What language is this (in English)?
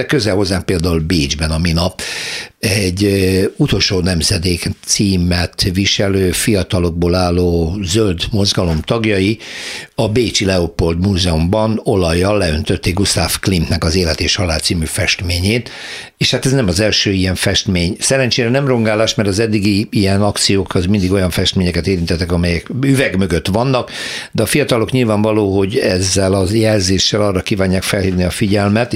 Hungarian